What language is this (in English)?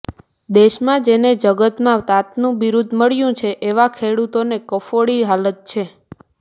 Gujarati